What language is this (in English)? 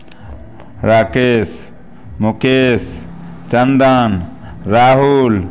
Maithili